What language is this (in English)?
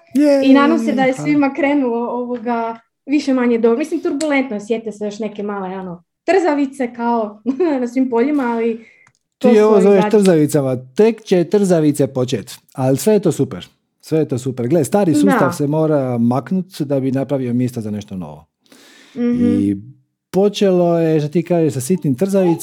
Croatian